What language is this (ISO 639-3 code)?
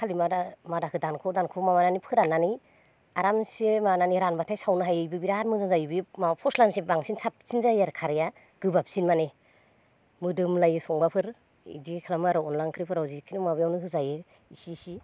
brx